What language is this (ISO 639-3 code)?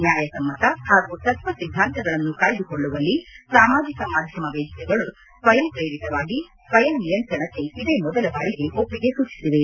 kan